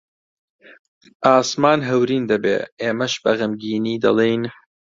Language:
Central Kurdish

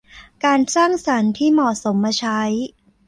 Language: Thai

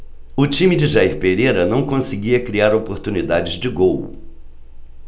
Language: Portuguese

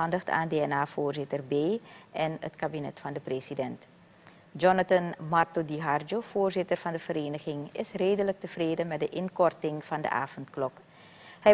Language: Dutch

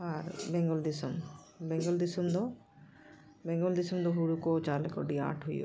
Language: Santali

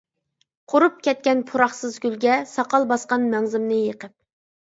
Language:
Uyghur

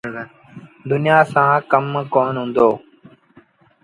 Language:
Sindhi Bhil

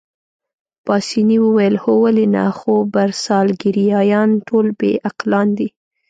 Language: Pashto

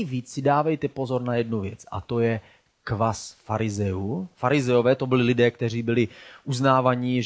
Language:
Czech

